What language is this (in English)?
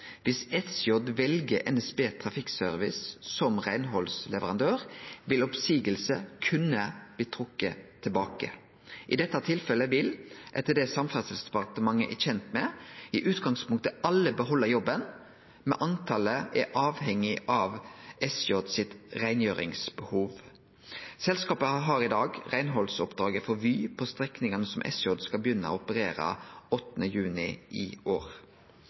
Norwegian Nynorsk